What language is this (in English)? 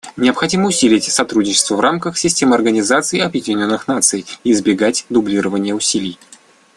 Russian